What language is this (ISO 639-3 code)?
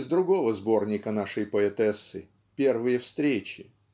rus